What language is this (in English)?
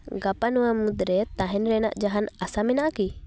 Santali